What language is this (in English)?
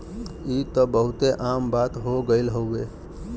Bhojpuri